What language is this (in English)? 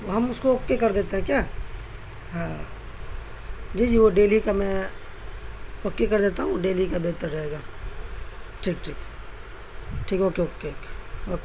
Urdu